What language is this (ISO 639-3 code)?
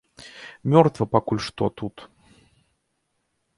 bel